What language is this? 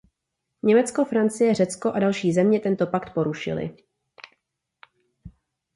Czech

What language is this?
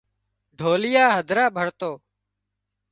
Wadiyara Koli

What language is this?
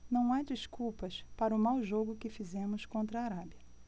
Portuguese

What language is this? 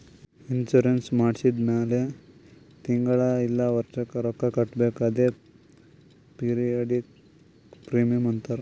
Kannada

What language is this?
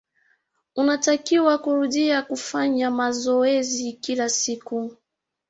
Swahili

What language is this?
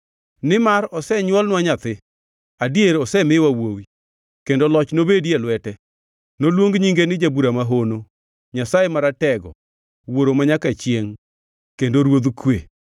Luo (Kenya and Tanzania)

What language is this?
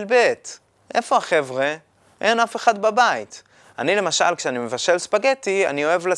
Hebrew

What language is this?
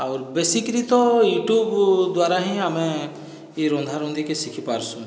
Odia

